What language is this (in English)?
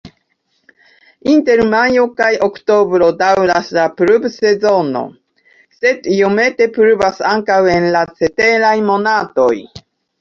Esperanto